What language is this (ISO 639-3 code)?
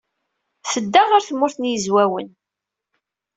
kab